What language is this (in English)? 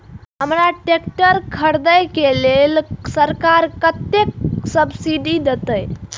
Maithili